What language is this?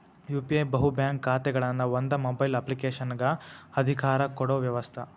Kannada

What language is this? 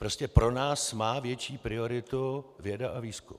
Czech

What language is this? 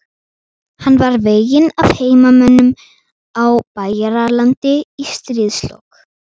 Icelandic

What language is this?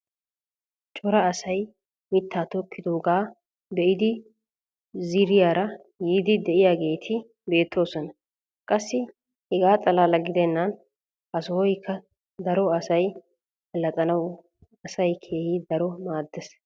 Wolaytta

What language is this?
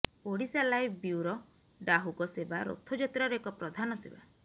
Odia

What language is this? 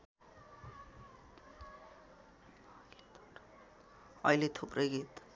Nepali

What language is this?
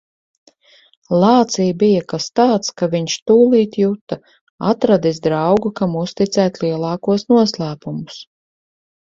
Latvian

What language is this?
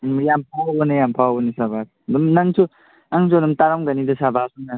Manipuri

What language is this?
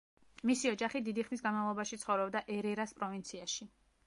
Georgian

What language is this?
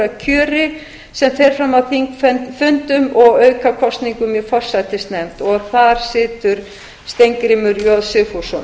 Icelandic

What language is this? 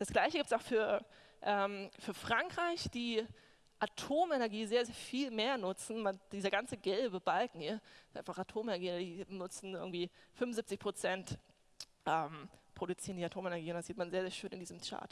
German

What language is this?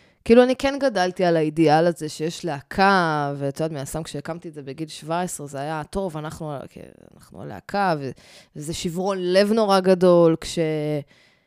Hebrew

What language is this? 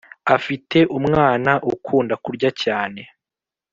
Kinyarwanda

